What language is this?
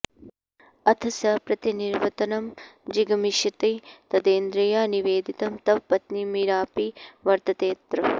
Sanskrit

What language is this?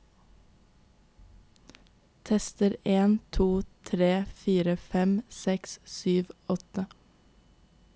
Norwegian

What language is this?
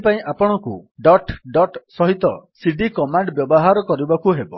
Odia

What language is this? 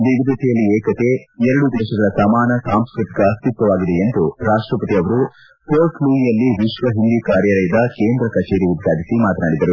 Kannada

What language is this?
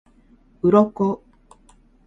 Japanese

